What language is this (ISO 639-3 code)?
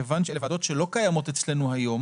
heb